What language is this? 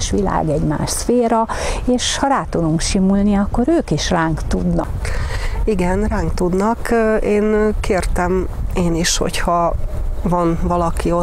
Hungarian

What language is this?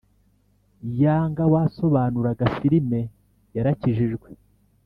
Kinyarwanda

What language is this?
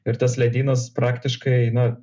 Lithuanian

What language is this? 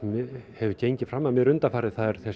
Icelandic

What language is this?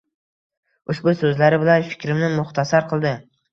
Uzbek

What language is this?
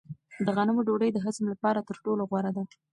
Pashto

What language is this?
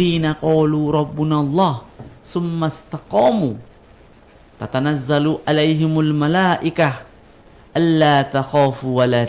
Indonesian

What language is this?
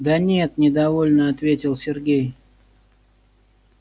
Russian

